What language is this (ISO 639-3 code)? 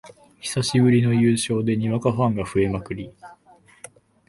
jpn